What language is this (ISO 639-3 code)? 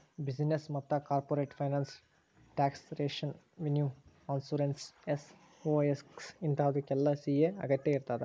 kan